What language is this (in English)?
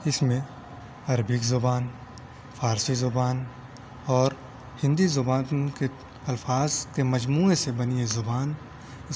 Urdu